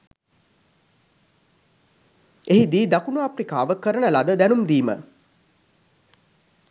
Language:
Sinhala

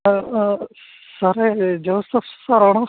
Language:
Malayalam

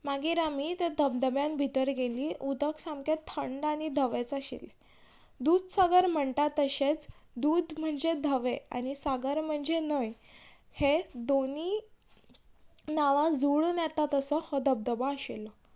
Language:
Konkani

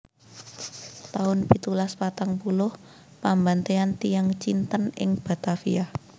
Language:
Javanese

